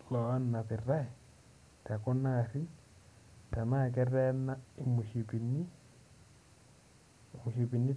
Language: Masai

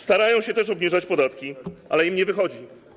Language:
Polish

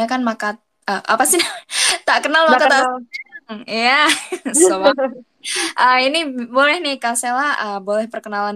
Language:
Indonesian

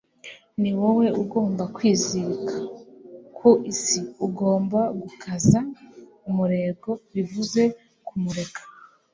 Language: Kinyarwanda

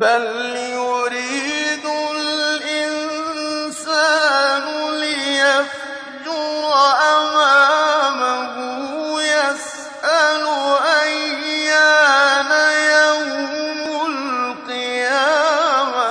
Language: Arabic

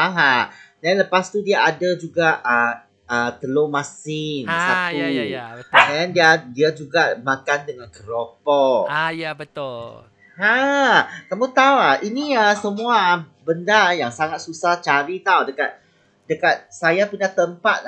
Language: Malay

